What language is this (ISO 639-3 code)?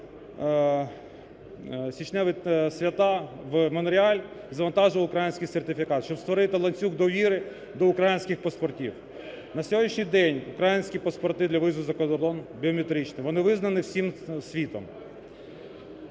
ukr